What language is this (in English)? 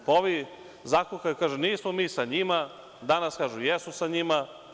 Serbian